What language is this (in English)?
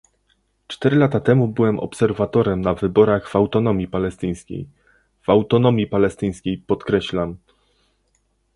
Polish